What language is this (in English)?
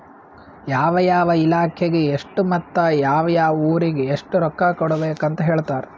Kannada